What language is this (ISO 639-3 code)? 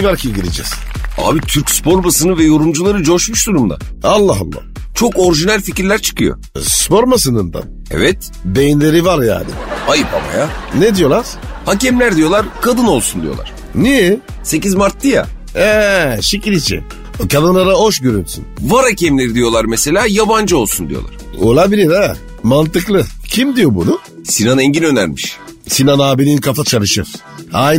tur